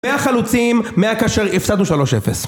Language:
Hebrew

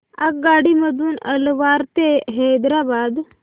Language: Marathi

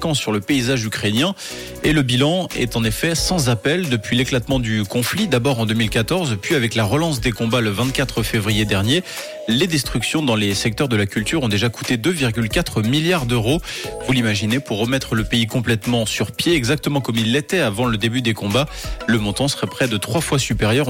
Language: French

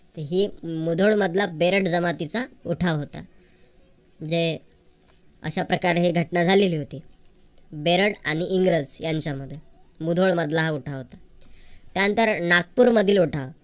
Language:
Marathi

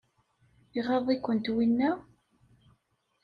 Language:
Kabyle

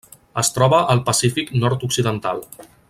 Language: Catalan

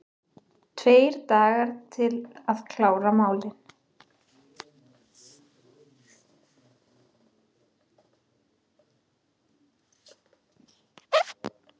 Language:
Icelandic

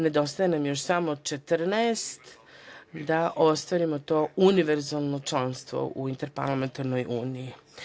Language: Serbian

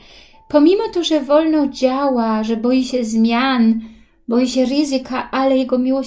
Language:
Polish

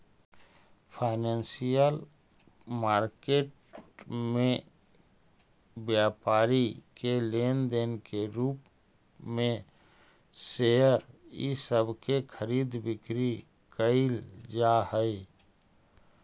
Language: Magahi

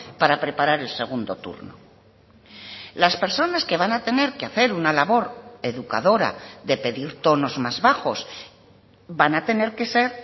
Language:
Spanish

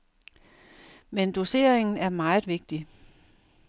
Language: Danish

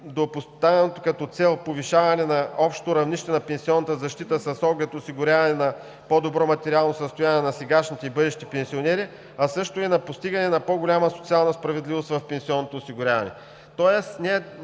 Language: Bulgarian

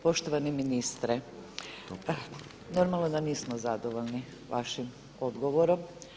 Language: Croatian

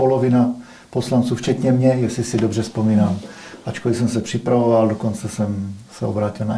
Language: Czech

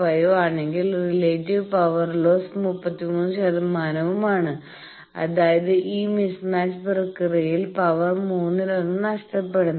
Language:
Malayalam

